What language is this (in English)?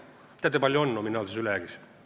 Estonian